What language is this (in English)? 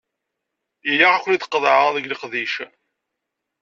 Kabyle